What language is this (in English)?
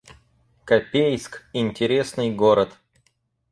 Russian